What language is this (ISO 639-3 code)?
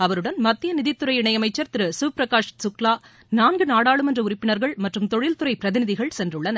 tam